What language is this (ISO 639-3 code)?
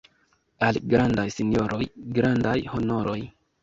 epo